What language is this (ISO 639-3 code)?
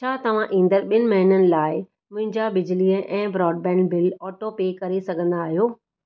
snd